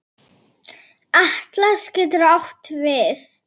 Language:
Icelandic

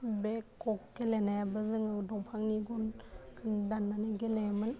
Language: Bodo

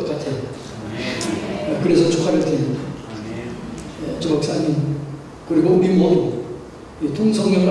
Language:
Korean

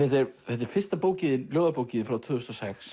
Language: Icelandic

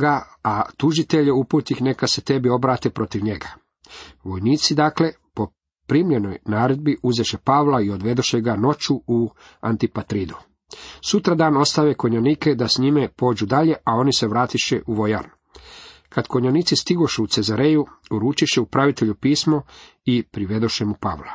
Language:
Croatian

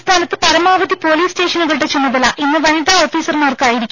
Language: Malayalam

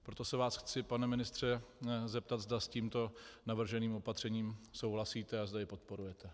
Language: Czech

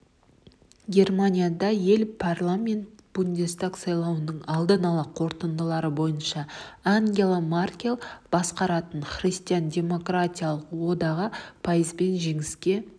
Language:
Kazakh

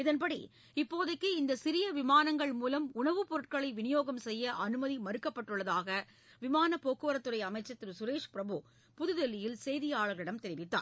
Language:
Tamil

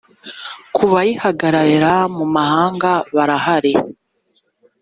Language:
Kinyarwanda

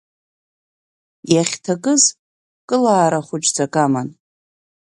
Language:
Abkhazian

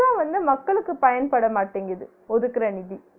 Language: Tamil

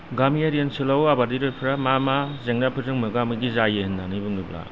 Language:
Bodo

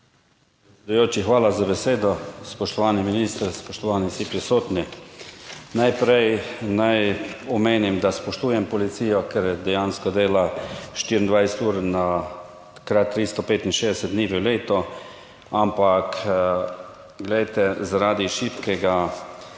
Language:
Slovenian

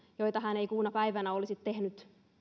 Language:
Finnish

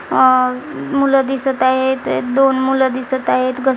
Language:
Marathi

